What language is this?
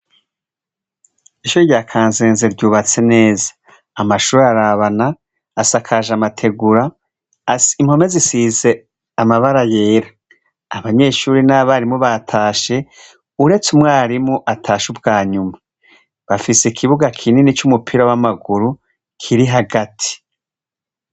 Rundi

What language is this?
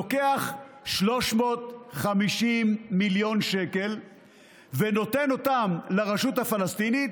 Hebrew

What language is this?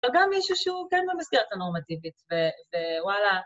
Hebrew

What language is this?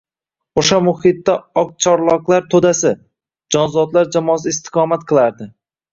Uzbek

